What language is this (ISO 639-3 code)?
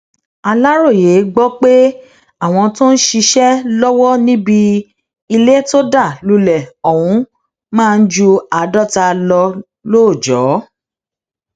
yor